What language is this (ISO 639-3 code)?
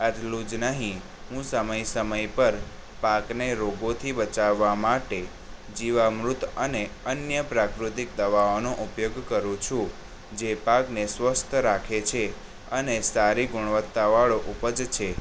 guj